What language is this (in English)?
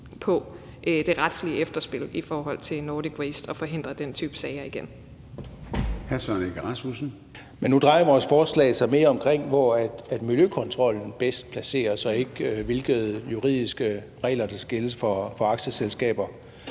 Danish